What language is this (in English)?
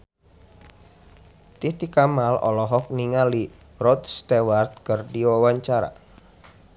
Sundanese